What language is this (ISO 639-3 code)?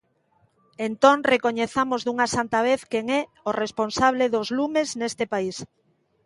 glg